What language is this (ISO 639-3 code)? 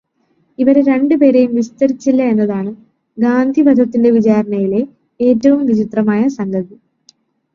mal